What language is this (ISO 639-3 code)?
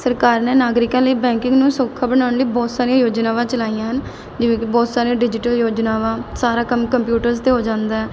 pan